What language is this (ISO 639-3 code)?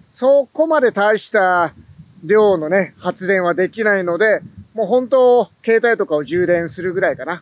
jpn